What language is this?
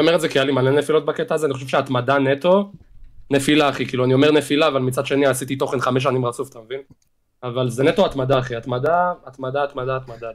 Hebrew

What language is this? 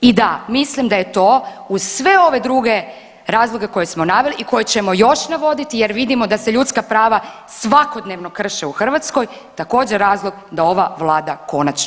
Croatian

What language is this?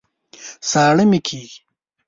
Pashto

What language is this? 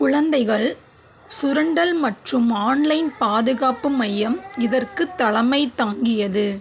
Tamil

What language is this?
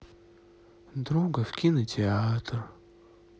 Russian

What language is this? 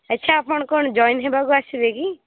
Odia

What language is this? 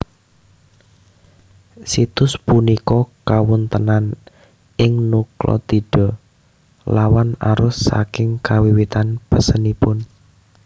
Javanese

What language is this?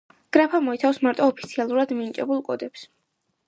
Georgian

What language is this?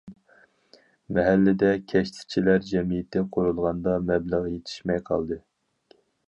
Uyghur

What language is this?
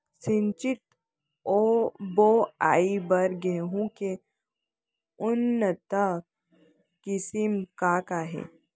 Chhattisgarhi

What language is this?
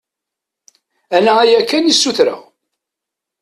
Kabyle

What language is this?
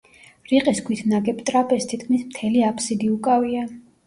Georgian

